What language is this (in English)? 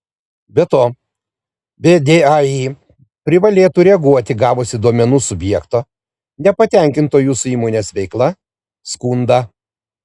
Lithuanian